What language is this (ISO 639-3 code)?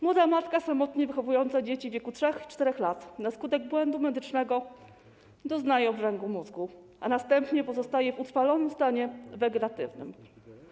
pol